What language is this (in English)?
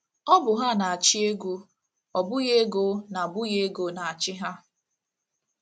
Igbo